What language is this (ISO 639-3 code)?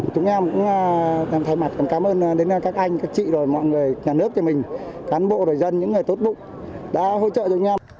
vie